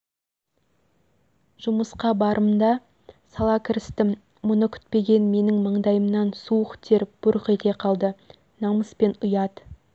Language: Kazakh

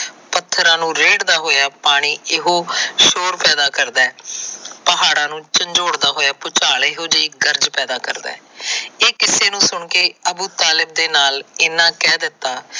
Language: Punjabi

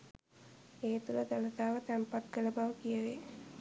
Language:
Sinhala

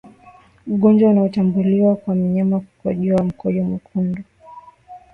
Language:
Swahili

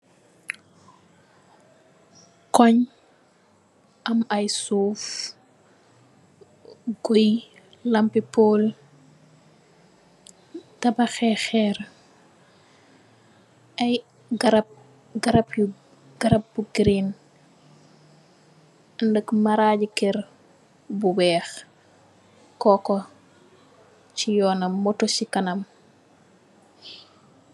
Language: Wolof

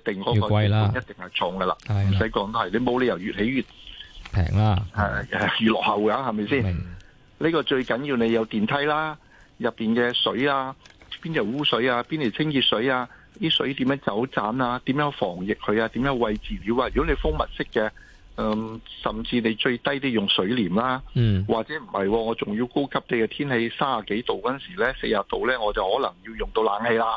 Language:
Chinese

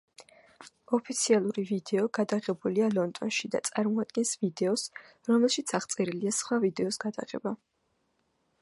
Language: Georgian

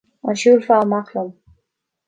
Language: Irish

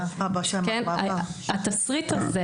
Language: Hebrew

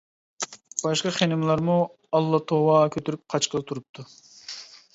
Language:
Uyghur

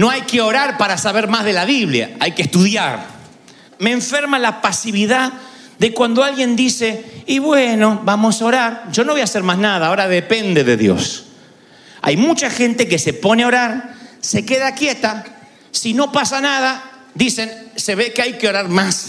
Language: Spanish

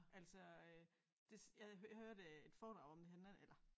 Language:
Danish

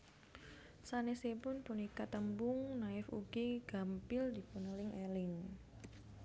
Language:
Javanese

